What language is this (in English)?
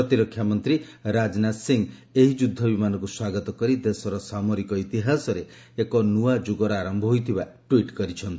Odia